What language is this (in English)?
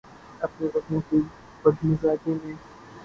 Urdu